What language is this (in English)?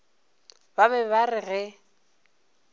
Northern Sotho